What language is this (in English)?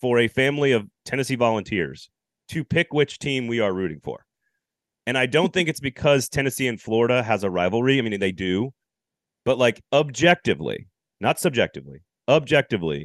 English